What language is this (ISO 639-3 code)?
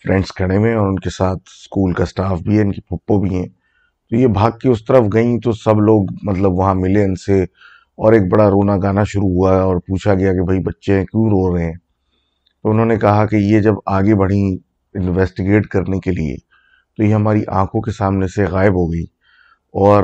urd